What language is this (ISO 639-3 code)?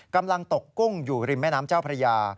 tha